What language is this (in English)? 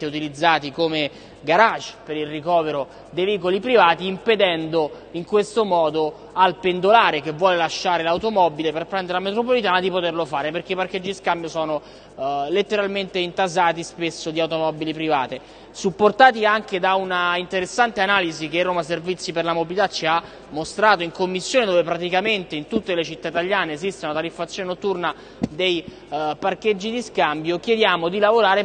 Italian